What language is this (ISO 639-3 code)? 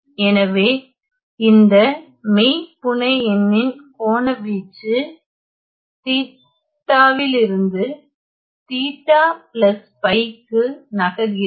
tam